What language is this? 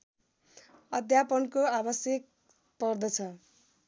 Nepali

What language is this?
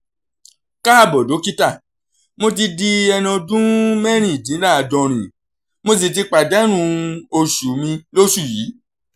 Yoruba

